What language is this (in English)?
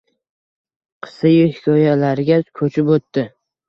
Uzbek